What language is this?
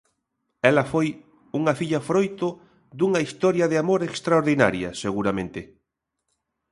Galician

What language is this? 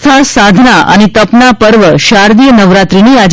Gujarati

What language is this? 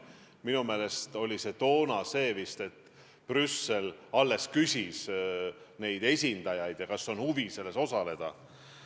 Estonian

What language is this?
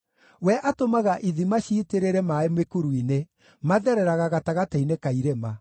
Kikuyu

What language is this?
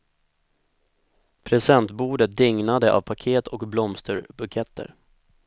Swedish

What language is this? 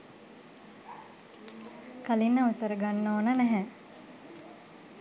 Sinhala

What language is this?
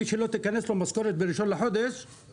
Hebrew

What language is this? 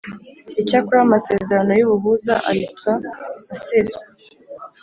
Kinyarwanda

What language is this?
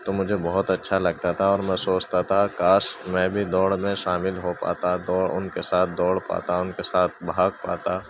Urdu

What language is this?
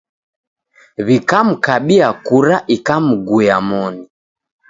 Taita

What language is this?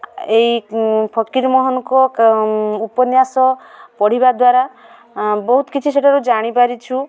Odia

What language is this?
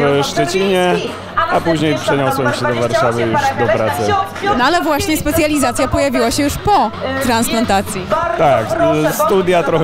Polish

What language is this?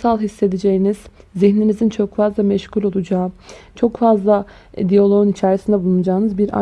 Turkish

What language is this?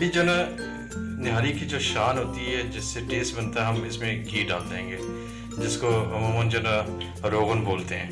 Urdu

